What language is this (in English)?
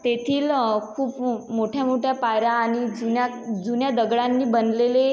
Marathi